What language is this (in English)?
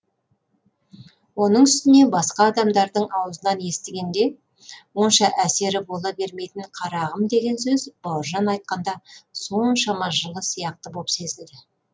Kazakh